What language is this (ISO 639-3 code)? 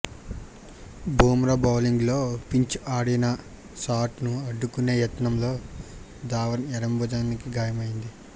tel